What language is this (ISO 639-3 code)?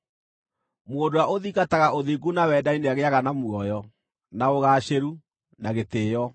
kik